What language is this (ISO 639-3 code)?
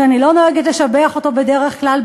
heb